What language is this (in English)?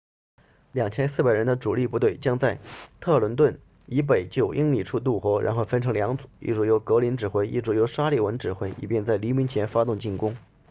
Chinese